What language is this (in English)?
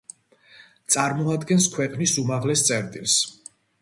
Georgian